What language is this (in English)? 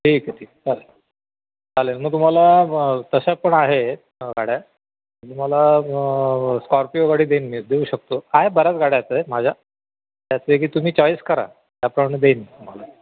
Marathi